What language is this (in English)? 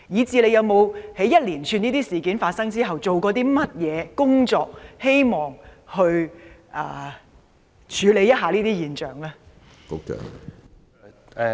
Cantonese